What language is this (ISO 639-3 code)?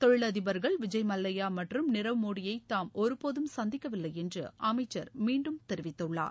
tam